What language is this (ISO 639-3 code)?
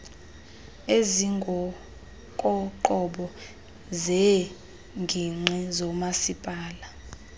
xho